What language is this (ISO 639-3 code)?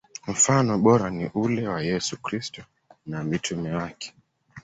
swa